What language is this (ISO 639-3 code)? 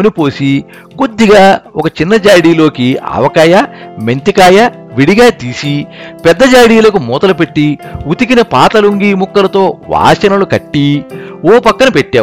tel